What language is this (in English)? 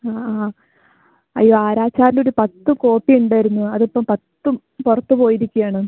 Malayalam